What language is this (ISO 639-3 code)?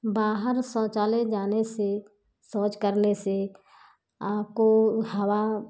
hin